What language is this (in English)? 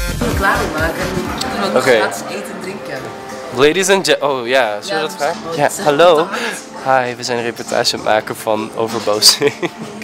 Dutch